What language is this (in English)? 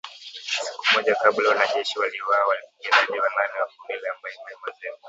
Swahili